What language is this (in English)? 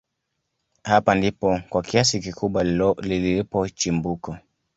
Swahili